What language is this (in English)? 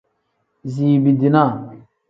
Tem